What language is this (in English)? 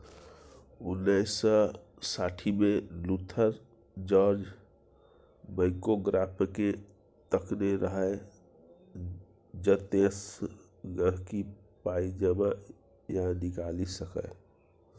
Maithili